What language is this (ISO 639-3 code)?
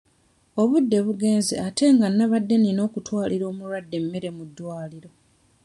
lug